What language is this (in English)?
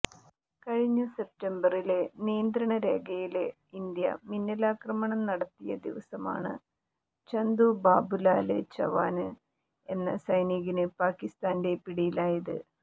Malayalam